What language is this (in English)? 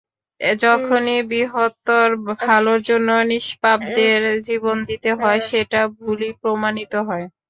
Bangla